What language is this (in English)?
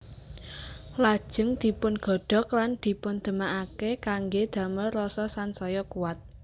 Javanese